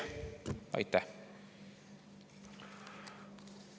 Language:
Estonian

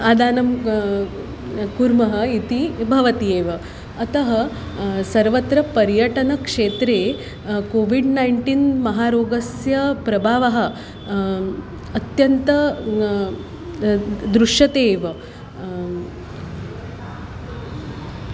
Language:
Sanskrit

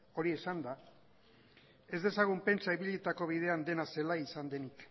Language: Basque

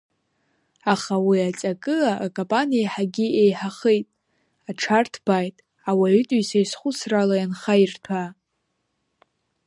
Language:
Abkhazian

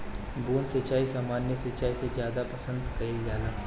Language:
Bhojpuri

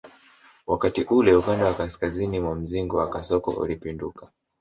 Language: Swahili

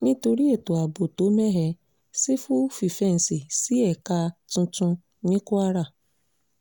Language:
Yoruba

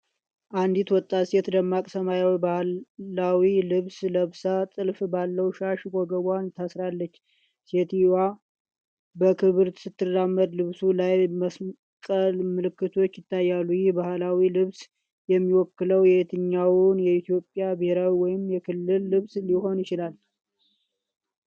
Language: Amharic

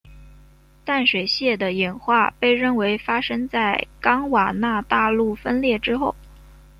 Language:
Chinese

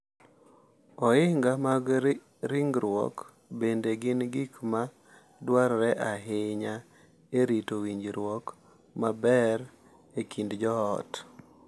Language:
Luo (Kenya and Tanzania)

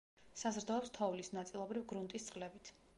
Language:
Georgian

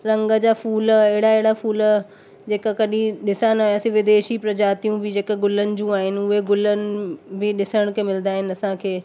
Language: Sindhi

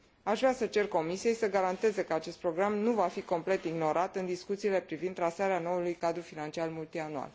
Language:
Romanian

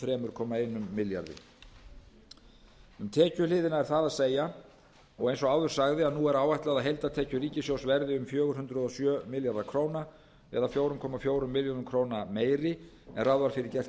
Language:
Icelandic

